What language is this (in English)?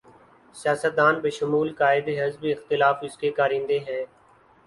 Urdu